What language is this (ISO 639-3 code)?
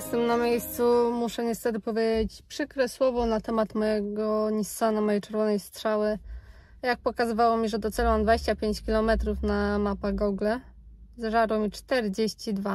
pol